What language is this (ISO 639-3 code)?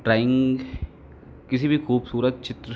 hin